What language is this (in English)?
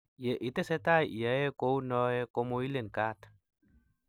Kalenjin